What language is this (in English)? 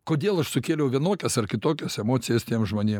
Lithuanian